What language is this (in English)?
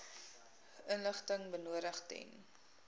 Afrikaans